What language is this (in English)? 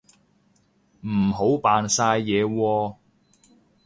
Cantonese